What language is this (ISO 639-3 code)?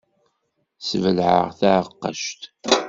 kab